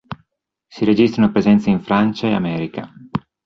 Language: Italian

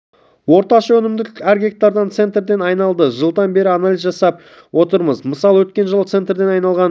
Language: Kazakh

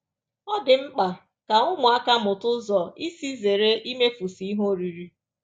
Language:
Igbo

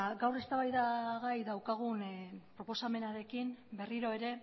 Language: Basque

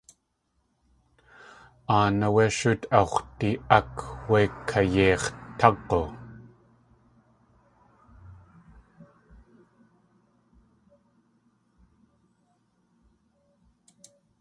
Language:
Tlingit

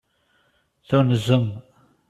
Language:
Kabyle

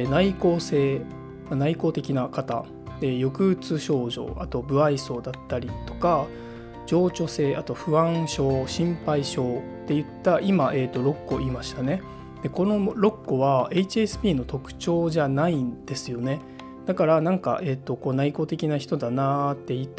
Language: Japanese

